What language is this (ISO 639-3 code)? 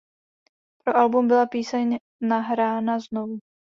ces